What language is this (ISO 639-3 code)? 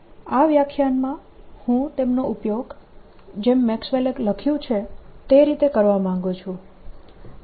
guj